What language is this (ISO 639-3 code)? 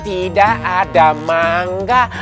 ind